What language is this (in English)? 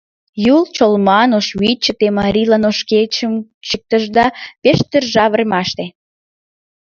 Mari